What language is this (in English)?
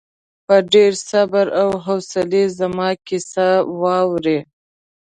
Pashto